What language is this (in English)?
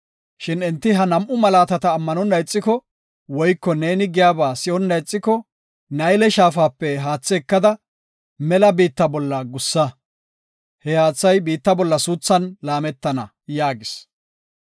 Gofa